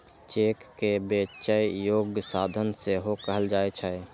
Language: Maithili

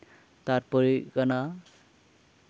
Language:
Santali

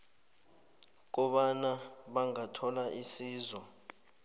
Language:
South Ndebele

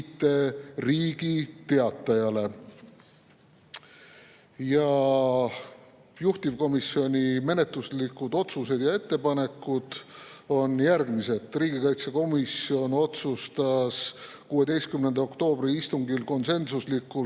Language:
Estonian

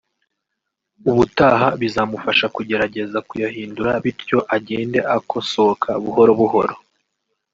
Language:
Kinyarwanda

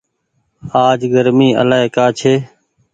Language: Goaria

